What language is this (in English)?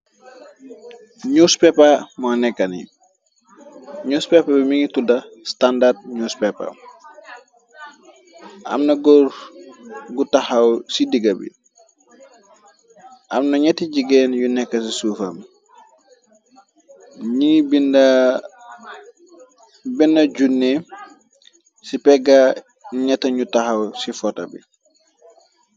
Wolof